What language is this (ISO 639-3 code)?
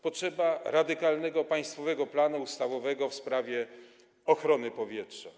pol